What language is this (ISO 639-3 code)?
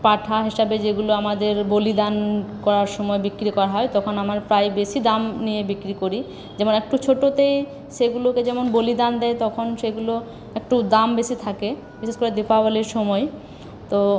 ben